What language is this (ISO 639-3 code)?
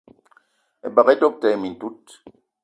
eto